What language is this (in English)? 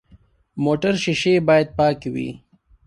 Pashto